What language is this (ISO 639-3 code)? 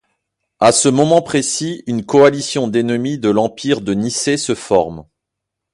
fra